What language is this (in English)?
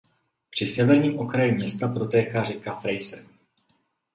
Czech